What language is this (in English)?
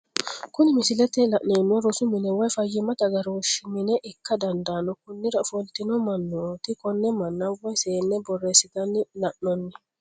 Sidamo